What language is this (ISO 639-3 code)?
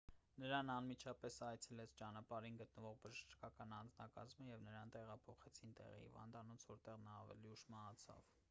hye